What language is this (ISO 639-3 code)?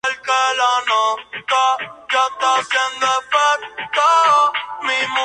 spa